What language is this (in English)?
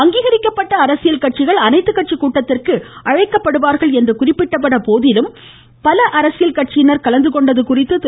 Tamil